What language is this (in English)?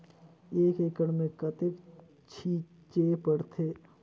Chhattisgarhi